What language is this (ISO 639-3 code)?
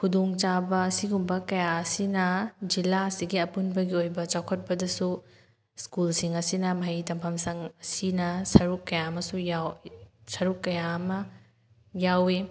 mni